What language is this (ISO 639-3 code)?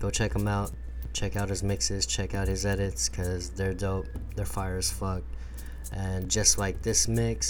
eng